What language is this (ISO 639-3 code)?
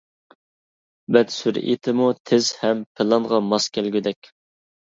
uig